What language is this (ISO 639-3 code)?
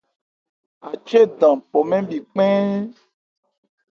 ebr